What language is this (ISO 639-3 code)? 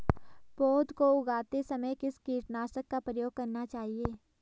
hin